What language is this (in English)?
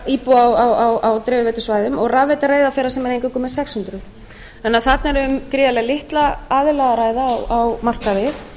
Icelandic